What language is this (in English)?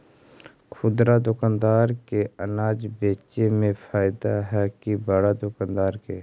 Magahi